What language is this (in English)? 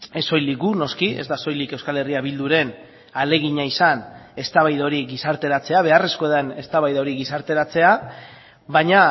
Basque